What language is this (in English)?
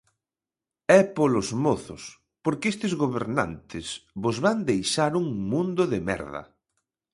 Galician